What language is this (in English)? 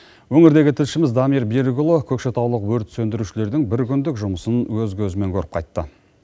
Kazakh